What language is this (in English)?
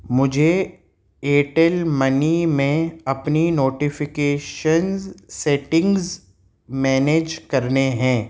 Urdu